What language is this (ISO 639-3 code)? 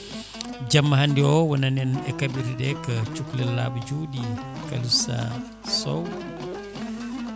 ful